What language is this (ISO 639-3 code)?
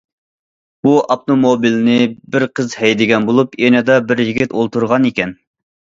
uig